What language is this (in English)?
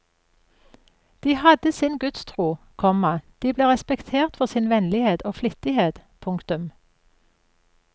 Norwegian